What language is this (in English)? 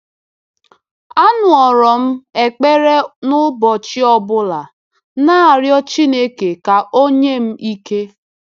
Igbo